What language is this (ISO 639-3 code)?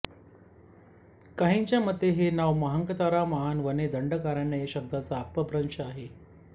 mar